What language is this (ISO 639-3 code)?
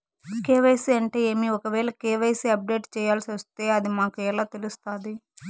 tel